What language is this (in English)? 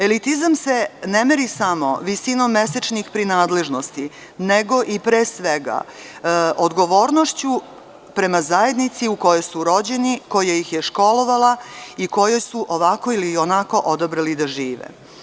Serbian